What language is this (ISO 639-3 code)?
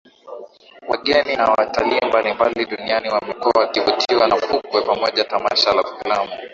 swa